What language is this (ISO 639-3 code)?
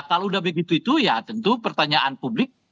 ind